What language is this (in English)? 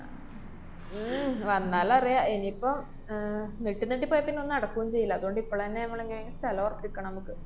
Malayalam